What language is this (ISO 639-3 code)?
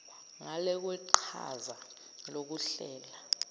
zul